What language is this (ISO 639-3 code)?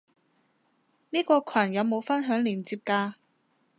yue